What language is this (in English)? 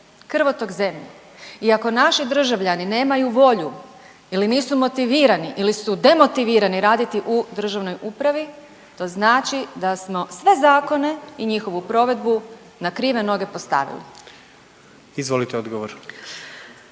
Croatian